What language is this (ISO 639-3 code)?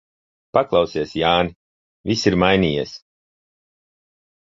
lav